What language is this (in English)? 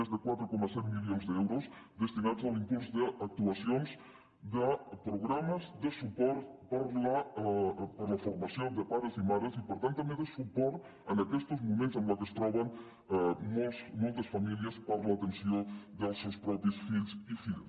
Catalan